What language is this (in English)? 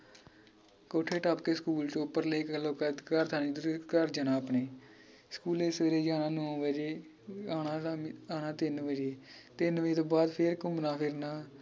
Punjabi